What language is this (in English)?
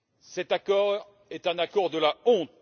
French